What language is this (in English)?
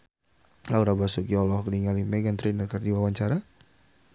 Sundanese